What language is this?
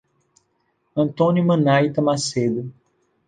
Portuguese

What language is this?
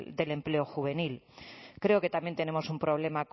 Spanish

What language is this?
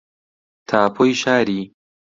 Central Kurdish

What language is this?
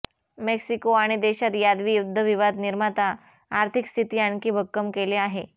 Marathi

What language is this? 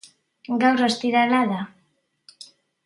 Basque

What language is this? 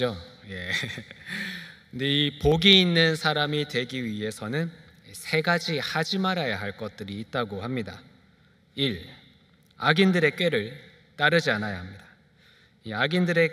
Korean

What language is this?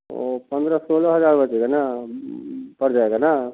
Hindi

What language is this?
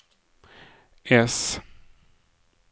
Swedish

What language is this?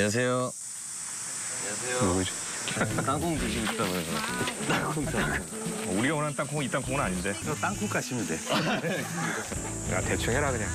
Korean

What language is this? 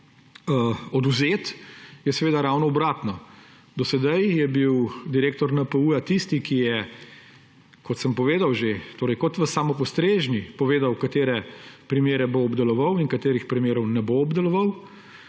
Slovenian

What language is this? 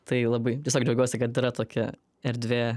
Lithuanian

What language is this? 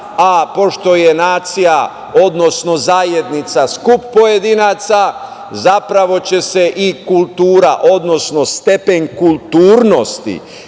Serbian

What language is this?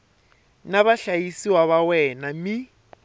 Tsonga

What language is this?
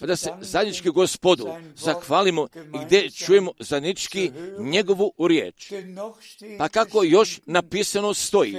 Croatian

